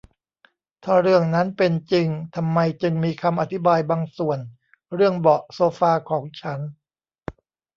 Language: Thai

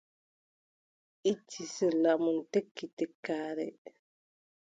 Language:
Adamawa Fulfulde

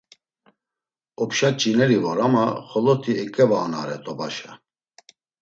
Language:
Laz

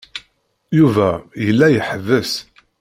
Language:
Kabyle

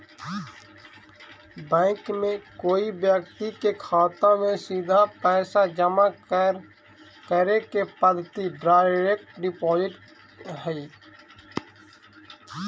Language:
Magahi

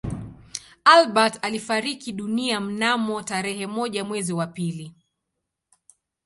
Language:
Swahili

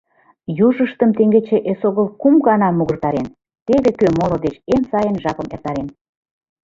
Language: Mari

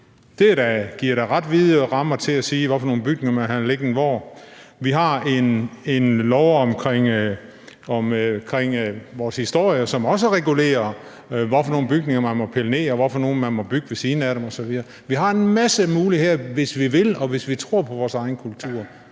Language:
Danish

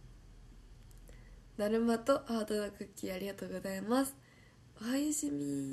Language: Japanese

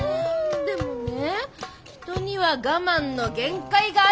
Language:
Japanese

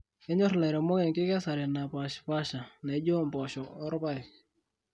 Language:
Masai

